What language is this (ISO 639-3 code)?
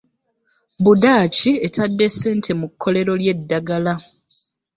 lug